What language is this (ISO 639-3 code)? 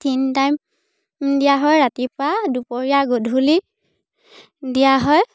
asm